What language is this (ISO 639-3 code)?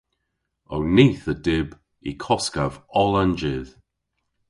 cor